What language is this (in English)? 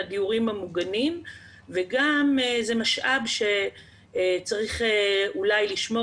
Hebrew